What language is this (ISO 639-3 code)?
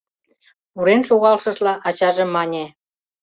chm